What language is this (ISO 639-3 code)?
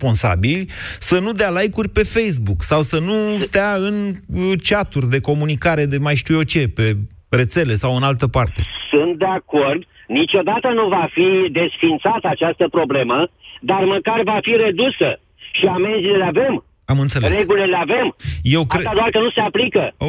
ron